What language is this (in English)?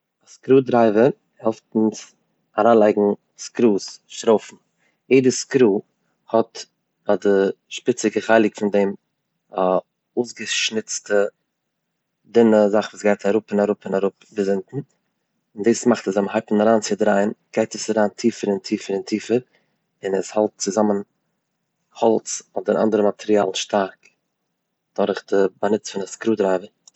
Yiddish